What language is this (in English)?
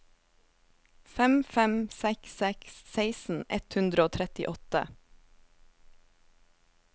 Norwegian